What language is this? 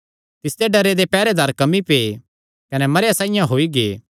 Kangri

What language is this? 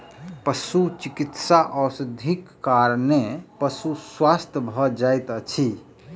Maithili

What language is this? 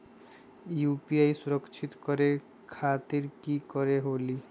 Magahi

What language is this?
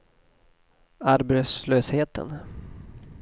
Swedish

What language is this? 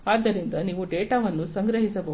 Kannada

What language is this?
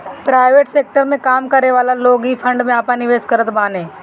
Bhojpuri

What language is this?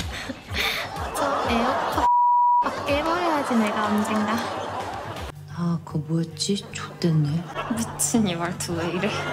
Korean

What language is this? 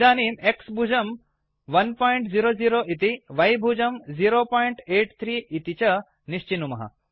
Sanskrit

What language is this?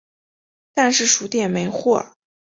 Chinese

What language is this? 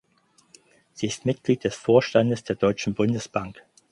German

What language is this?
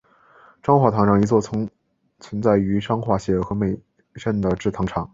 Chinese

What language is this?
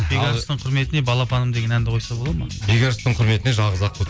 Kazakh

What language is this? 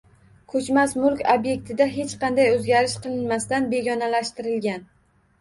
Uzbek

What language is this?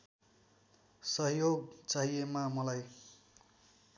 Nepali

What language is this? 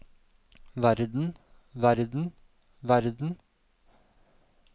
Norwegian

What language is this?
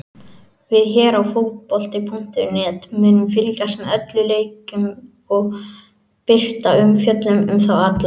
Icelandic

